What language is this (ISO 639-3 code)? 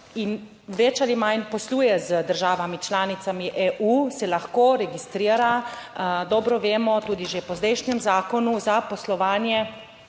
slv